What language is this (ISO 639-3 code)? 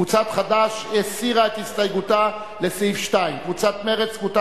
heb